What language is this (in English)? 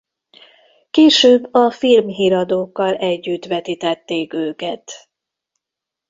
Hungarian